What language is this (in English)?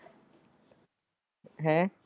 Punjabi